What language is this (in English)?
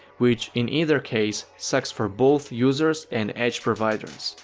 English